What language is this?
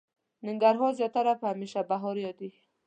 Pashto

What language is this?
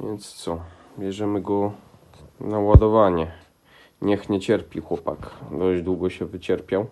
Polish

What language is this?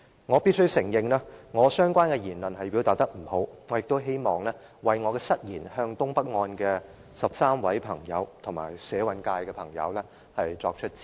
Cantonese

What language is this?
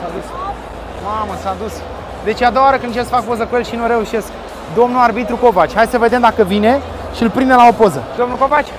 Romanian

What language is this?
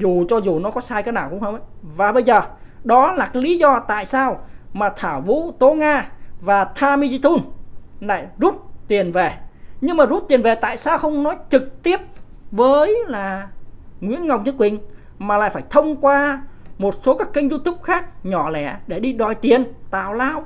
Vietnamese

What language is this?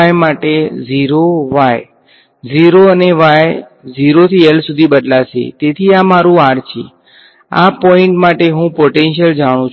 Gujarati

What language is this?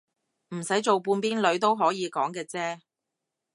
Cantonese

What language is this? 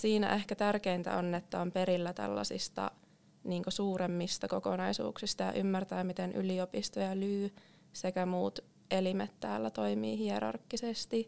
Finnish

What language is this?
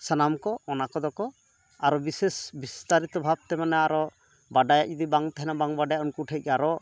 Santali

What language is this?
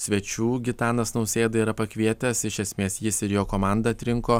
Lithuanian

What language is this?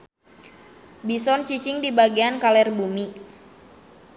Sundanese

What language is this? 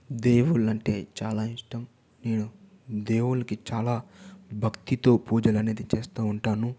Telugu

